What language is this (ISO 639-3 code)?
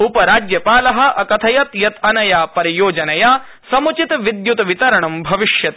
san